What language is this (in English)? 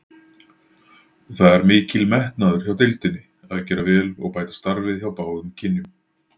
Icelandic